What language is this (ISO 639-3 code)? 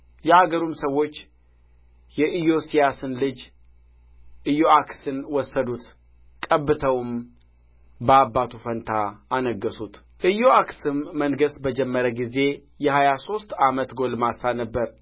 amh